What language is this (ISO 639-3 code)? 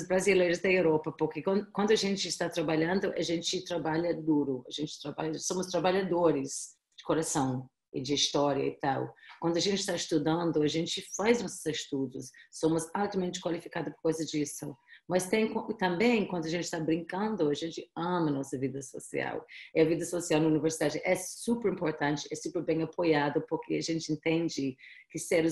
por